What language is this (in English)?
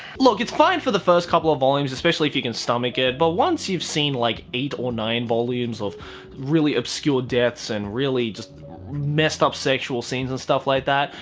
English